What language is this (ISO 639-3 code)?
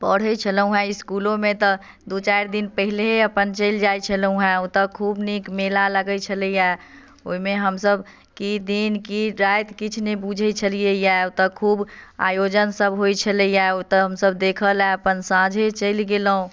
mai